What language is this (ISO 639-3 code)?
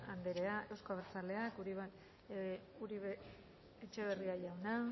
eus